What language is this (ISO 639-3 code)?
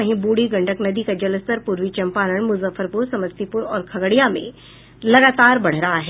hin